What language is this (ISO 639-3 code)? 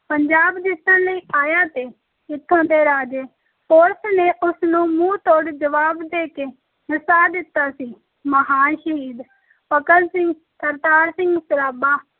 pan